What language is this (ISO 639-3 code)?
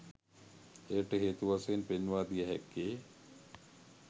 sin